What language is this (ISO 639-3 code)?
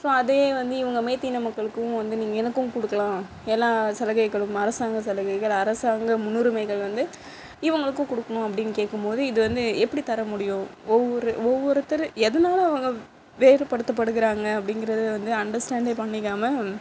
tam